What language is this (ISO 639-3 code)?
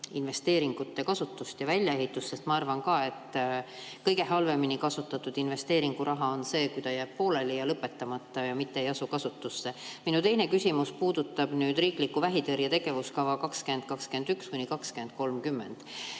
est